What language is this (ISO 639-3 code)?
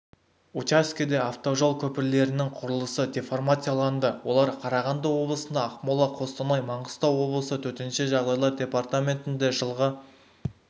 kaz